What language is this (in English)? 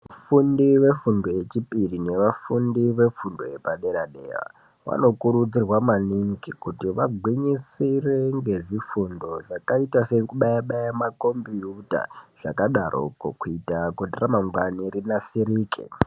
Ndau